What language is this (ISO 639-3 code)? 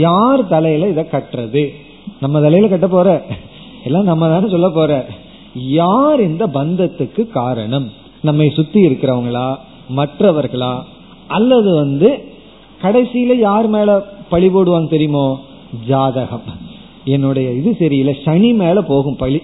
tam